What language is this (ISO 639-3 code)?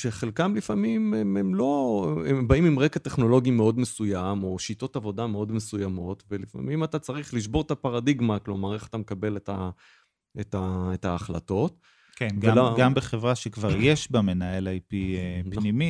heb